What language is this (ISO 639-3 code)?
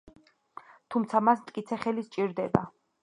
kat